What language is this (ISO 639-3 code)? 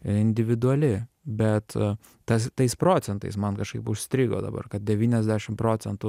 lit